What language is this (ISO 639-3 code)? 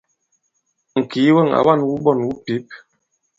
abb